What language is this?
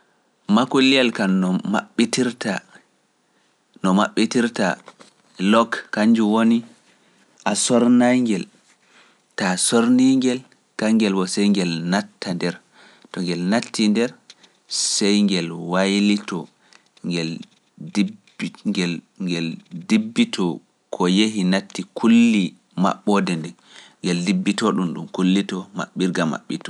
Pular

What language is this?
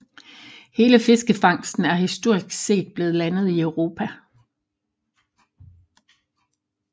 Danish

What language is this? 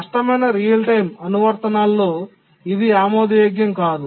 Telugu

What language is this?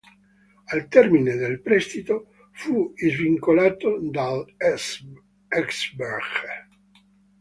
Italian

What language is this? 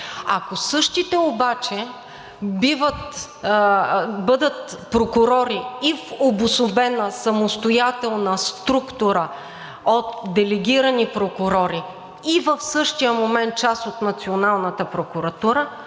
Bulgarian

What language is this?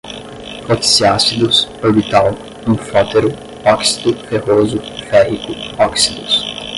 Portuguese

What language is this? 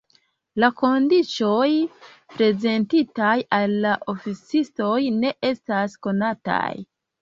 Esperanto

